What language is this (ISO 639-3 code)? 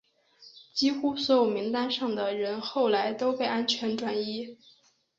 zho